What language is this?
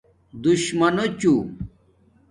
Domaaki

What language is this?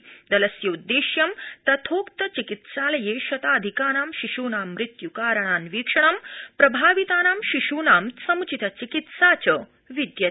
Sanskrit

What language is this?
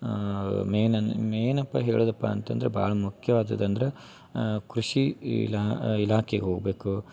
Kannada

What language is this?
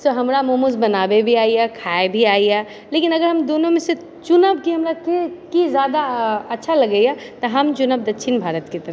Maithili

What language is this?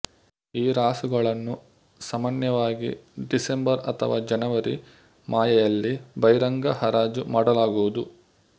Kannada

